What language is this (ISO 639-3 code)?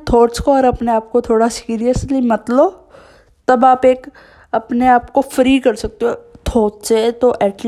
hin